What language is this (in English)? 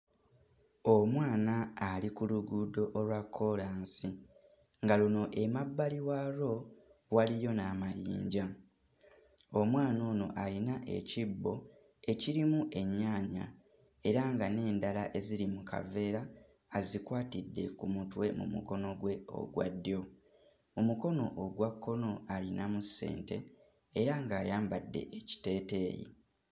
Ganda